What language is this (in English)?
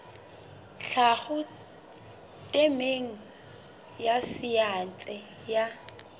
Southern Sotho